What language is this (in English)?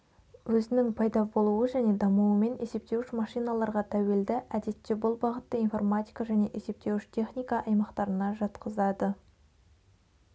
Kazakh